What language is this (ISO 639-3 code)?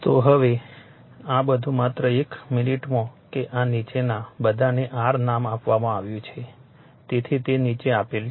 guj